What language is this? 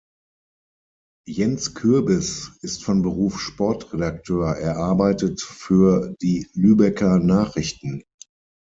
German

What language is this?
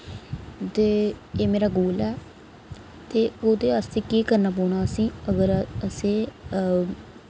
Dogri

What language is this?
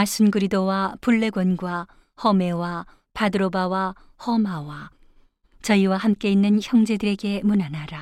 Korean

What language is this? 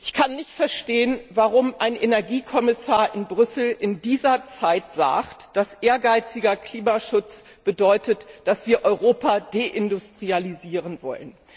German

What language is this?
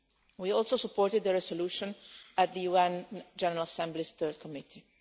English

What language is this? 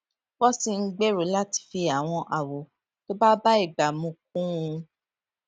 Yoruba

